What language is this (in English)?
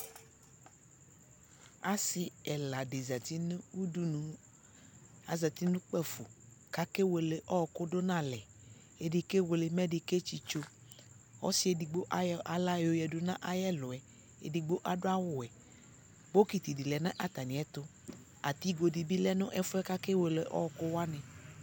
Ikposo